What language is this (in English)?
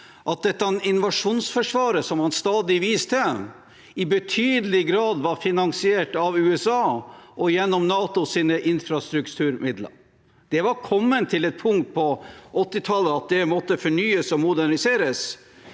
Norwegian